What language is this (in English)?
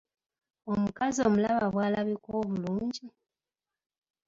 Ganda